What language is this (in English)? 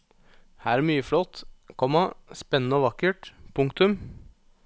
Norwegian